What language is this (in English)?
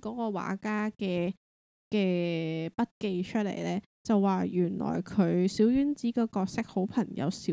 Chinese